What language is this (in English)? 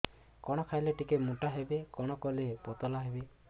Odia